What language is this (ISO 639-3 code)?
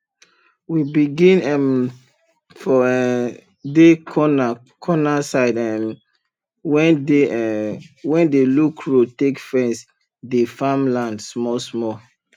pcm